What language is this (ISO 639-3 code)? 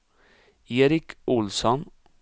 swe